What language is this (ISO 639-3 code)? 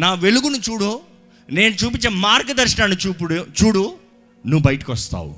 tel